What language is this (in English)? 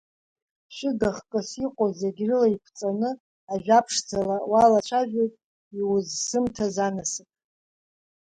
Abkhazian